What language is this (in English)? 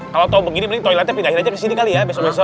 Indonesian